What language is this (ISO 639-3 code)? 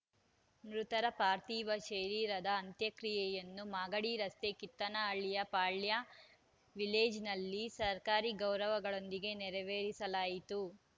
kan